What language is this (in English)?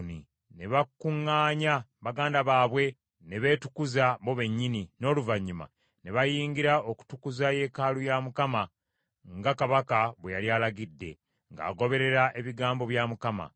Ganda